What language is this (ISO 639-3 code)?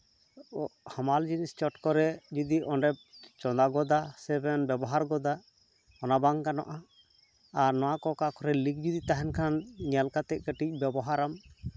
sat